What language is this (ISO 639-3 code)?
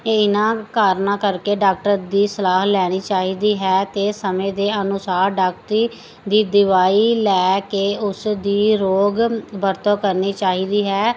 pan